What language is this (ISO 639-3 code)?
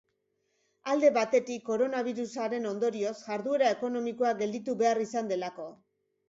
eus